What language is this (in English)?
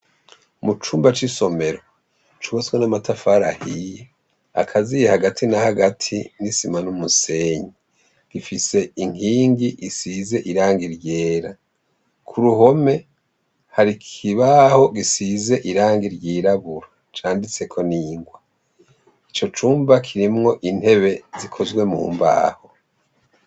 Rundi